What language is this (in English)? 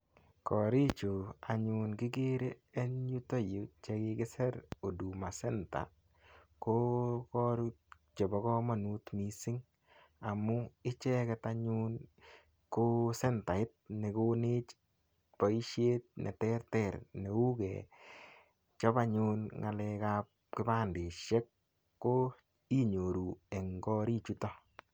Kalenjin